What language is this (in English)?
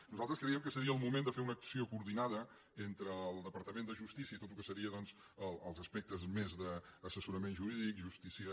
Catalan